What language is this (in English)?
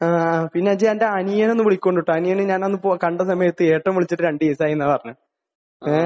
Malayalam